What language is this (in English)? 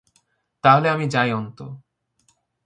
Bangla